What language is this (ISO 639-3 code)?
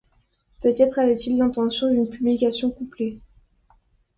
fra